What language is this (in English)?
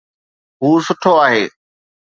Sindhi